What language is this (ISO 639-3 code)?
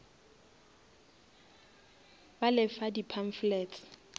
nso